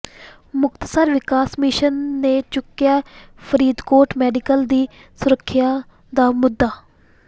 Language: Punjabi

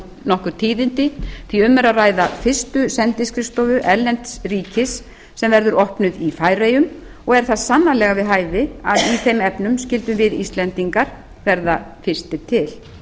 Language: Icelandic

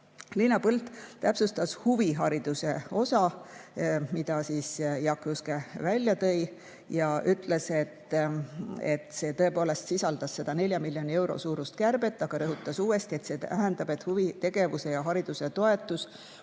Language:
Estonian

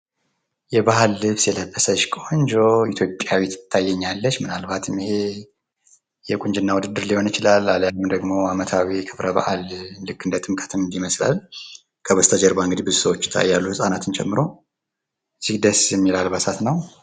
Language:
Amharic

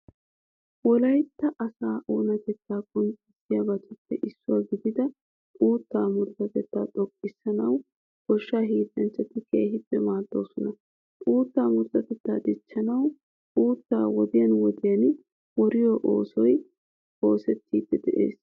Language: Wolaytta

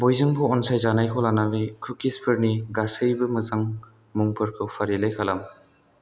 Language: Bodo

